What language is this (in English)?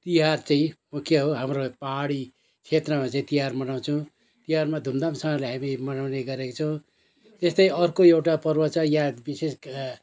Nepali